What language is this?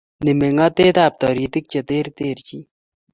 Kalenjin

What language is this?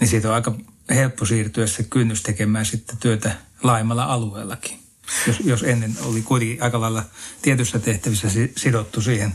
Finnish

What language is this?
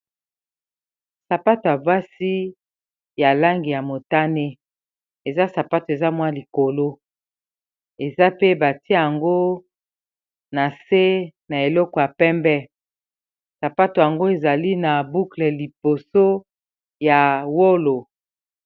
Lingala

